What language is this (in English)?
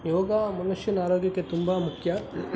Kannada